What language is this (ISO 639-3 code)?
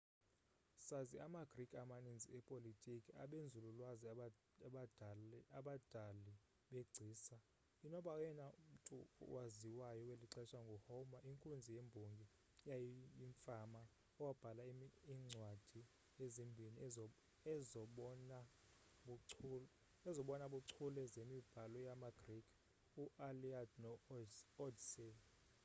xho